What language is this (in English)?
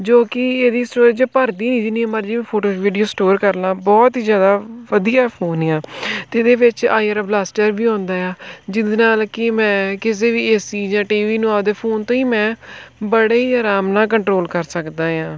Punjabi